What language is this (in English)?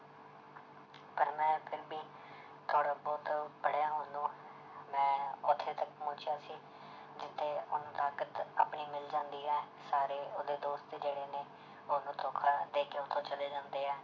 Punjabi